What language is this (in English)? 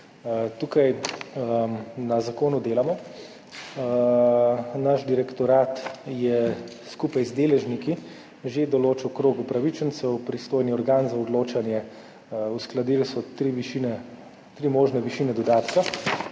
Slovenian